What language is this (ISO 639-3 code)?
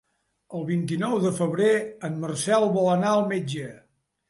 cat